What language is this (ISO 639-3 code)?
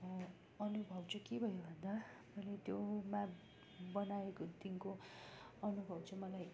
nep